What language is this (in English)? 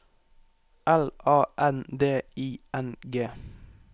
Norwegian